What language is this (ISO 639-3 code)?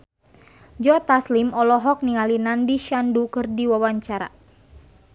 sun